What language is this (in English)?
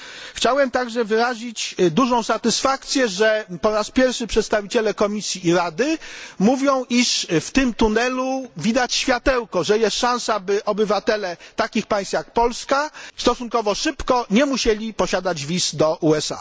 Polish